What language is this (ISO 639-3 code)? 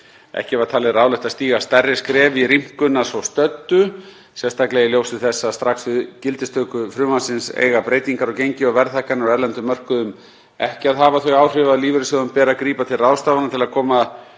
isl